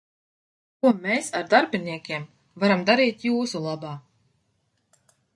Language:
Latvian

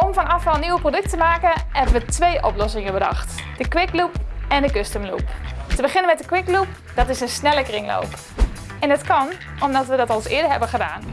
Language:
Dutch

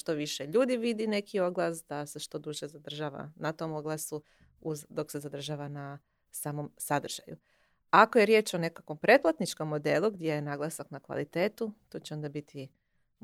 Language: Croatian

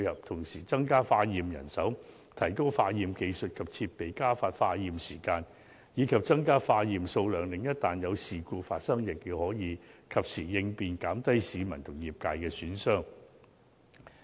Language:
Cantonese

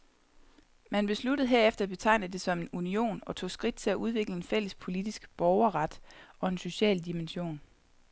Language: Danish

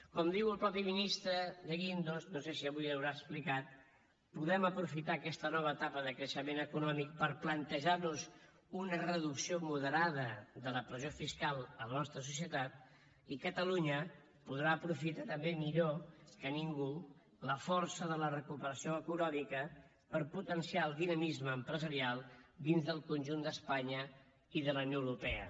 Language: Catalan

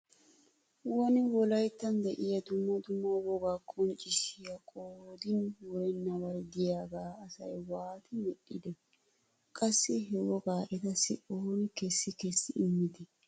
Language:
Wolaytta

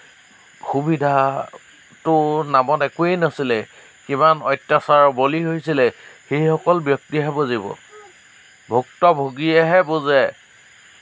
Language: Assamese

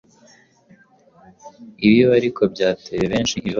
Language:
Kinyarwanda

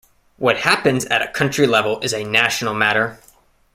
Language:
English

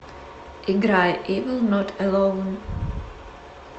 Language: Russian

